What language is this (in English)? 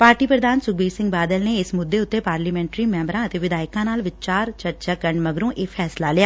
Punjabi